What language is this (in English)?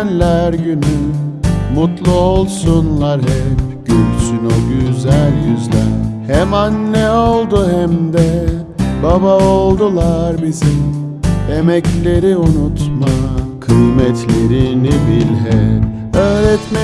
Turkish